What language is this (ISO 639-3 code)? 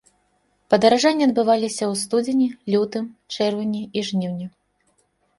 bel